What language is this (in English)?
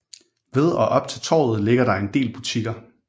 Danish